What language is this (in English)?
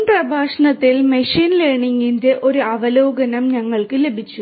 Malayalam